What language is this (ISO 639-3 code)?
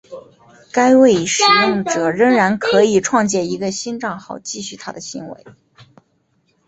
zho